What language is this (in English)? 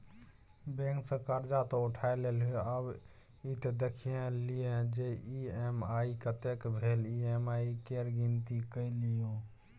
Maithili